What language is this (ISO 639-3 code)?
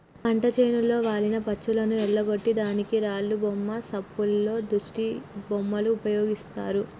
tel